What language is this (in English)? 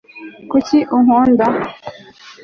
Kinyarwanda